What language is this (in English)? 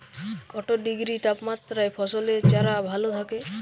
Bangla